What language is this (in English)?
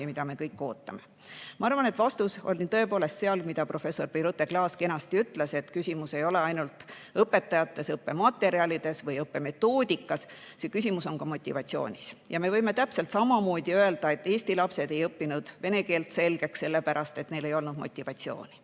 Estonian